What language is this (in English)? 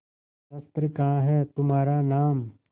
Hindi